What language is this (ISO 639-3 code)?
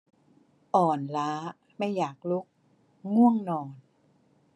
tha